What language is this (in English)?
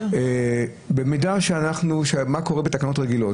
Hebrew